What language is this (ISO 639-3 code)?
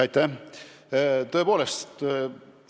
est